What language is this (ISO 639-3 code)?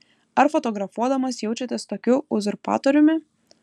lit